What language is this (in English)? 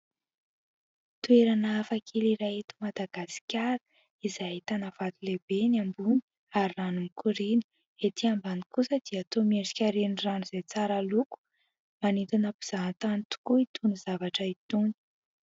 Malagasy